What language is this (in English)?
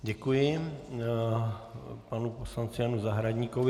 Czech